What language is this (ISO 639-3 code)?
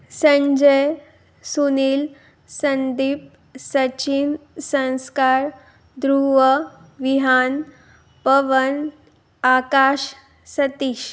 mar